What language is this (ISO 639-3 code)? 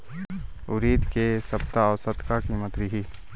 hne